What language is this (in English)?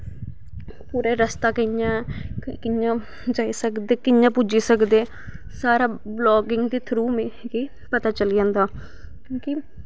Dogri